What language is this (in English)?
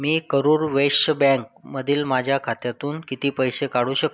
Marathi